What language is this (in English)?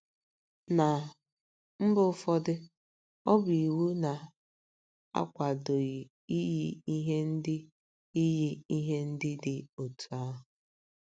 Igbo